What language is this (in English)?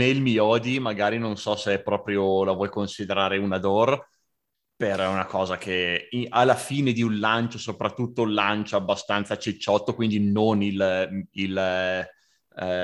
Italian